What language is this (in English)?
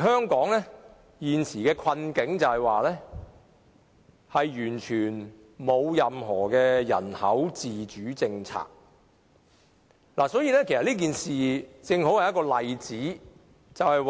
Cantonese